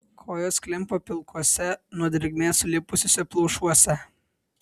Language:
Lithuanian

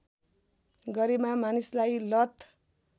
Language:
Nepali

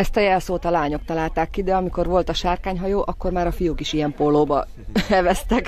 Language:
Hungarian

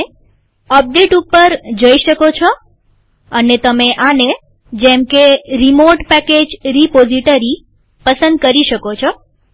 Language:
Gujarati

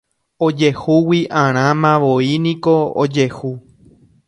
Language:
Guarani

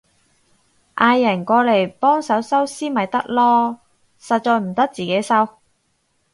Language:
Cantonese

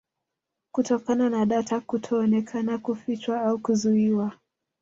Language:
Swahili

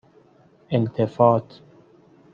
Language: Persian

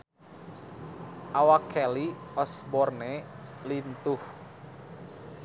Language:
Sundanese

